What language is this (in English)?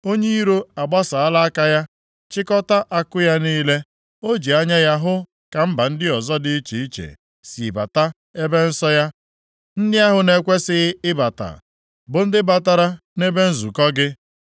Igbo